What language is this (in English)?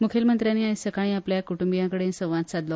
Konkani